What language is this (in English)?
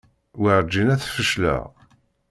Kabyle